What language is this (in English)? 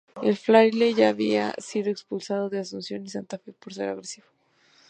Spanish